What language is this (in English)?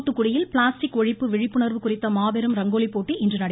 Tamil